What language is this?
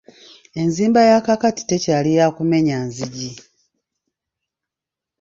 Ganda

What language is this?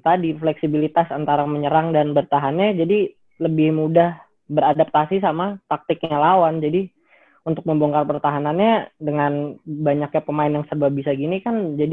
Indonesian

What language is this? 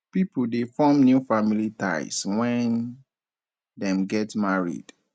Nigerian Pidgin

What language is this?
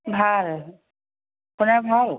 Assamese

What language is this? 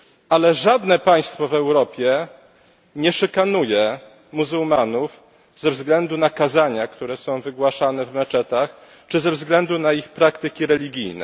Polish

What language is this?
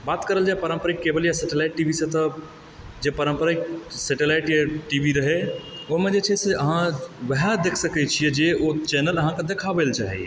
Maithili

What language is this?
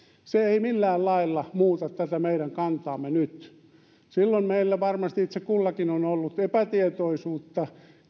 Finnish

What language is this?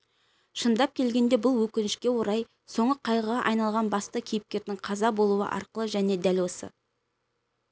Kazakh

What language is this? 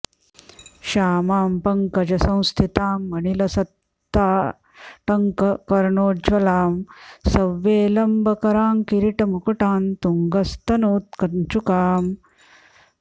Sanskrit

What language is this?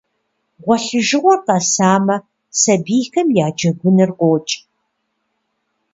Kabardian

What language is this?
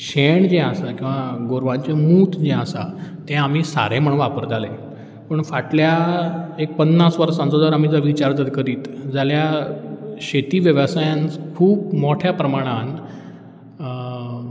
Konkani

